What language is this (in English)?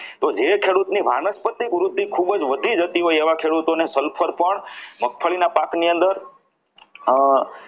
Gujarati